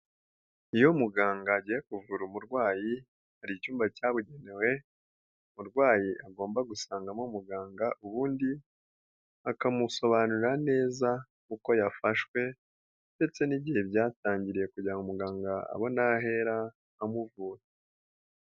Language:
Kinyarwanda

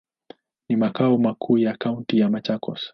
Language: Swahili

